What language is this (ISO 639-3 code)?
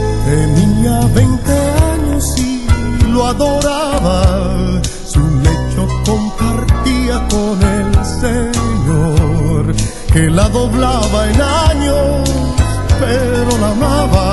ron